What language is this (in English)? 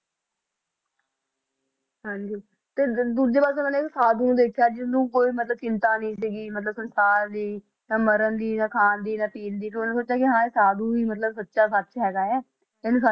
Punjabi